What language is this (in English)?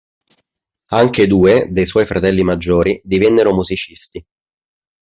Italian